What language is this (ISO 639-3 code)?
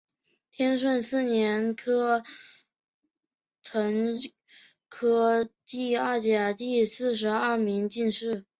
zho